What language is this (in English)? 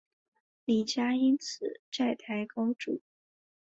Chinese